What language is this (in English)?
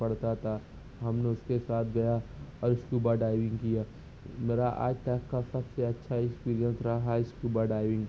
Urdu